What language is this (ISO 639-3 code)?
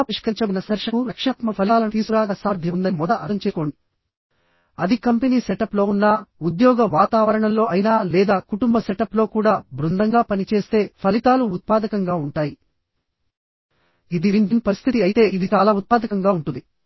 tel